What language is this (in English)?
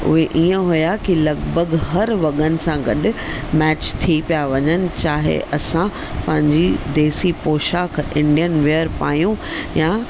Sindhi